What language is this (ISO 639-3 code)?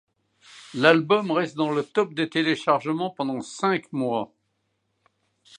fra